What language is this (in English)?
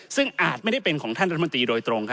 Thai